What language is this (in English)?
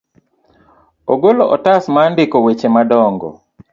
Luo (Kenya and Tanzania)